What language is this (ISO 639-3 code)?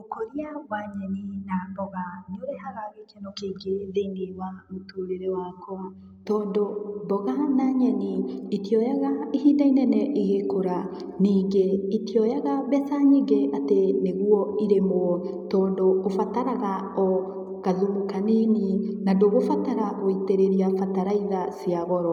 kik